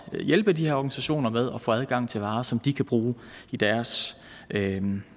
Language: Danish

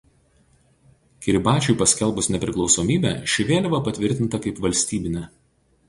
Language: Lithuanian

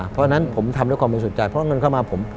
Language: Thai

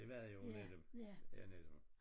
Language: Danish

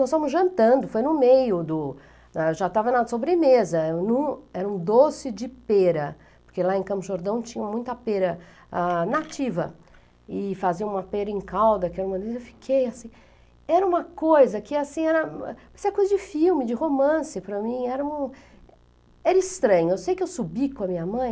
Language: Portuguese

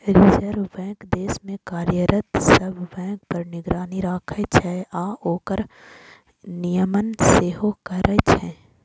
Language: Maithili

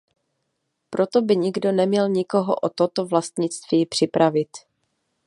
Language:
Czech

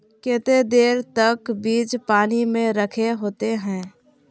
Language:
Magahi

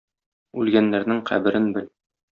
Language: Tatar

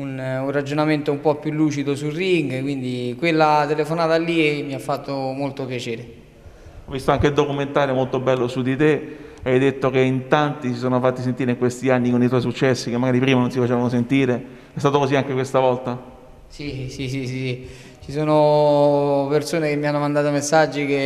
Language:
Italian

